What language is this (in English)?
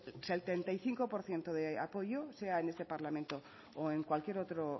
Spanish